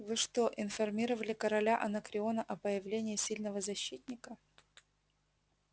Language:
Russian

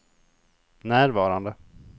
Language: Swedish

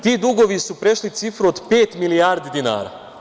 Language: Serbian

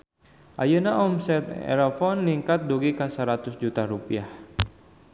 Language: Sundanese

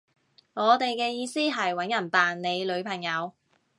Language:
Cantonese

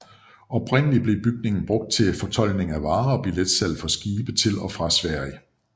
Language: Danish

